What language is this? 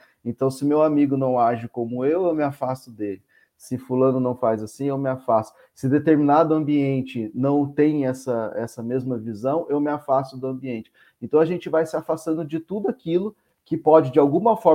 Portuguese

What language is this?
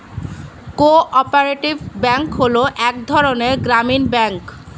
Bangla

